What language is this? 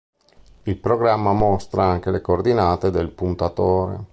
Italian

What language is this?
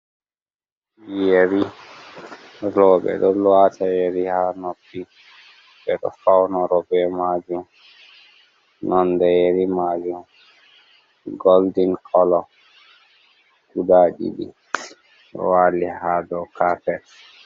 Fula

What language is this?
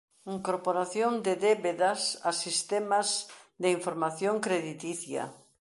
Galician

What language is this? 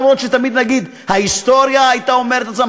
Hebrew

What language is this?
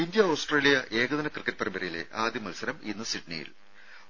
Malayalam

